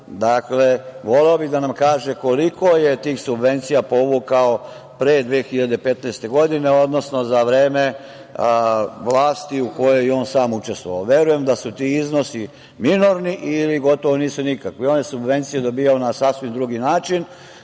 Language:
Serbian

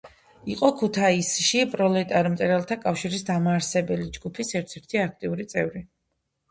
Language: Georgian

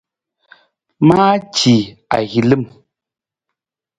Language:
Nawdm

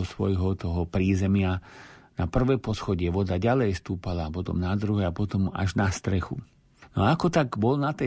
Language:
Slovak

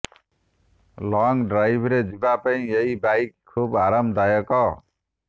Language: Odia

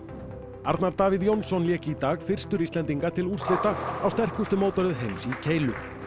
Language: Icelandic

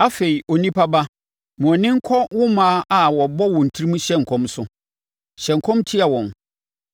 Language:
Akan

